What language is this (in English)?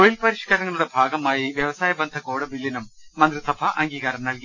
Malayalam